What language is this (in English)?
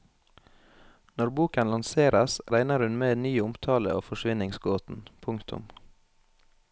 Norwegian